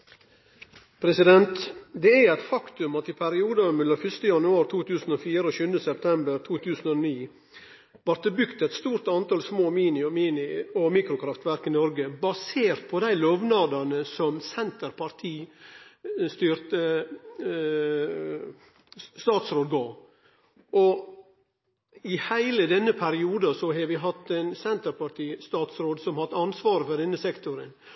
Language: Norwegian Nynorsk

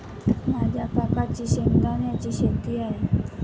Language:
Marathi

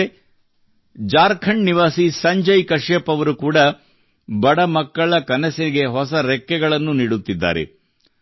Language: Kannada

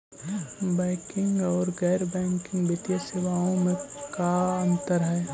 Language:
Magahi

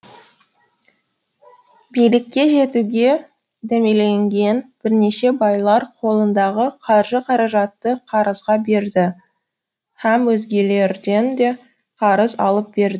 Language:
Kazakh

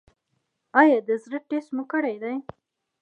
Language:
Pashto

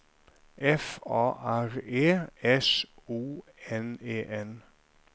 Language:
Norwegian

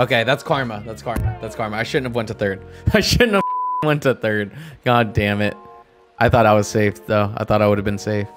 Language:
English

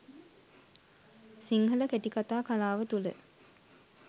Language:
Sinhala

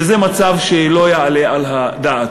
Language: Hebrew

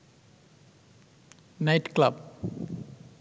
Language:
Bangla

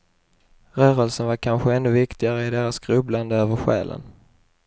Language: Swedish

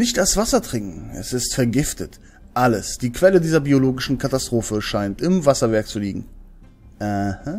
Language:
German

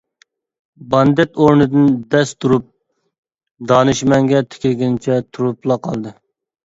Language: Uyghur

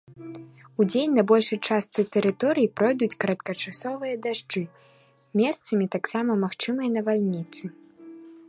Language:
Belarusian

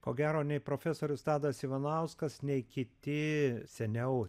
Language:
Lithuanian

